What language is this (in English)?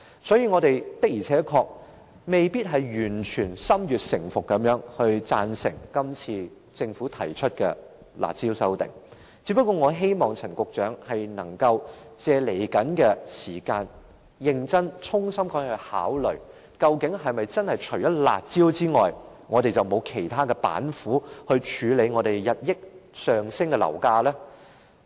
Cantonese